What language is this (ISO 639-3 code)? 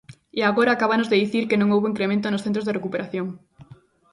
glg